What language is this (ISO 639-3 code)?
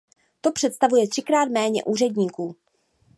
ces